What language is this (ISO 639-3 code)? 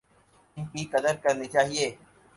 urd